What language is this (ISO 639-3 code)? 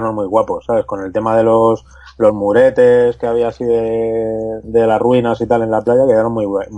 spa